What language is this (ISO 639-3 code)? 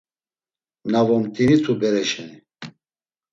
lzz